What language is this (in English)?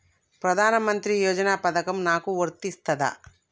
Telugu